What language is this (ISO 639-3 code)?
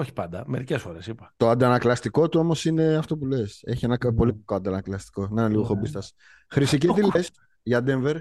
ell